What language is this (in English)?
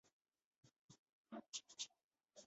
Chinese